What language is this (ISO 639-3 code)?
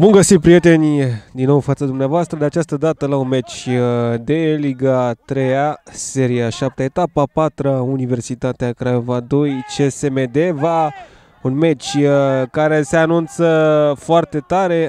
ron